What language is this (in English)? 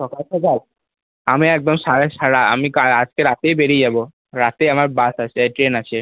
Bangla